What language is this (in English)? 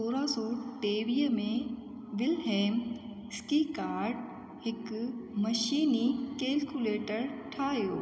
Sindhi